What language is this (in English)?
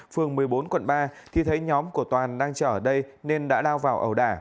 Vietnamese